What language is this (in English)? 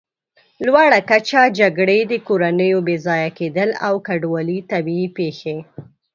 Pashto